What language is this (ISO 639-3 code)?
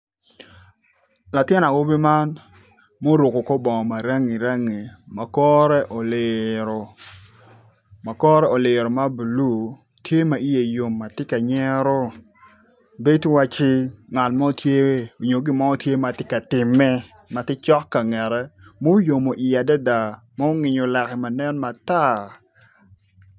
ach